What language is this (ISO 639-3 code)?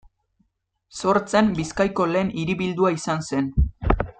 eus